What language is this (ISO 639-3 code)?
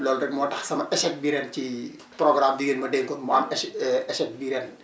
wol